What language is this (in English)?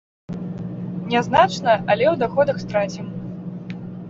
Belarusian